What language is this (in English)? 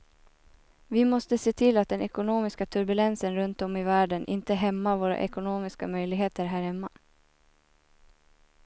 Swedish